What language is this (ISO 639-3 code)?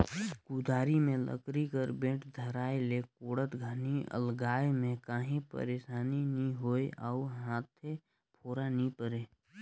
hne